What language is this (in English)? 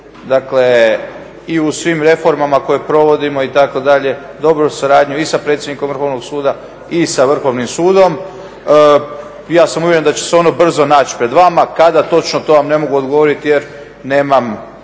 Croatian